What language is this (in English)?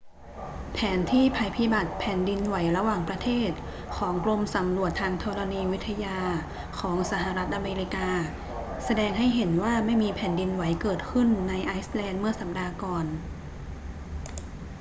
Thai